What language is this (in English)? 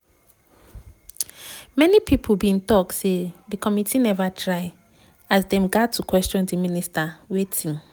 Nigerian Pidgin